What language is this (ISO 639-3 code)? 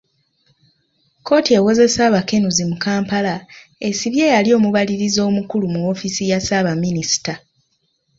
lug